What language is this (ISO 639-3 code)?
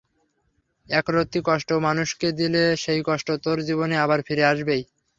ben